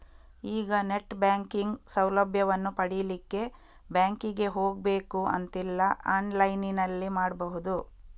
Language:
Kannada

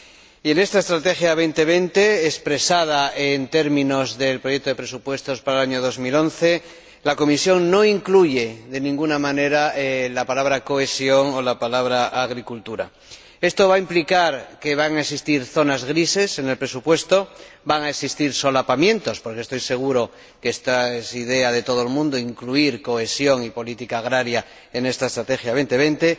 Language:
Spanish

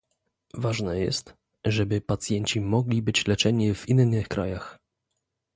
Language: Polish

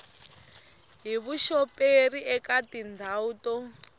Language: Tsonga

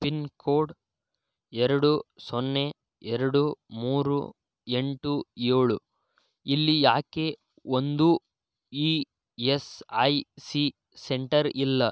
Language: Kannada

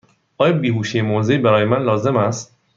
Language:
Persian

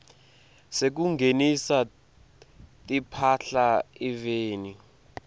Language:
Swati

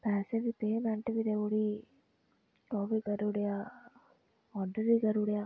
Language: Dogri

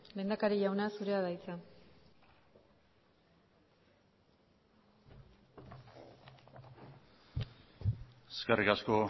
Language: Basque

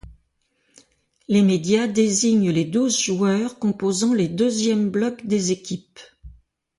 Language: French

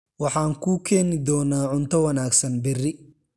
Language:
Somali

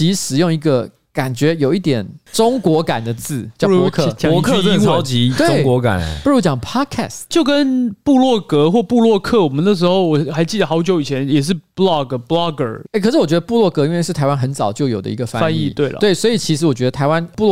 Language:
Chinese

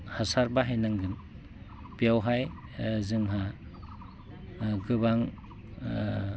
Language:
Bodo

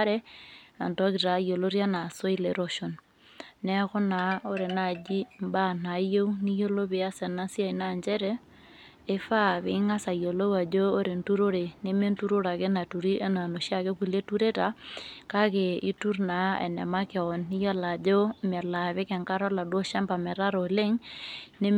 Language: Masai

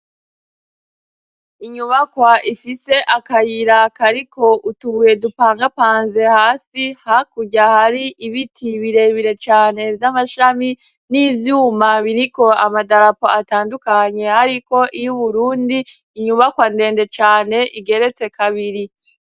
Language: Rundi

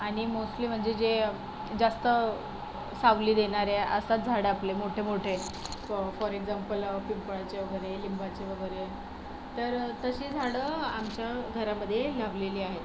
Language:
Marathi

